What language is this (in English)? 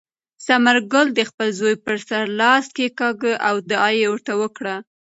Pashto